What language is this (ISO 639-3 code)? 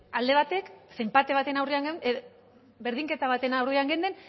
eus